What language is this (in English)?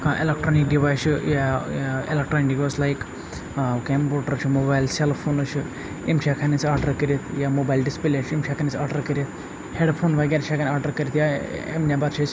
Kashmiri